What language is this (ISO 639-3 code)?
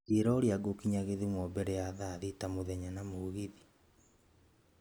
kik